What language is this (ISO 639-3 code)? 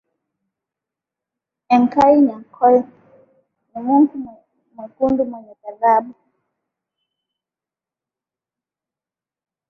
swa